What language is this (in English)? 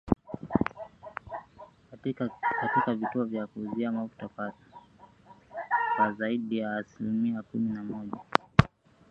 Swahili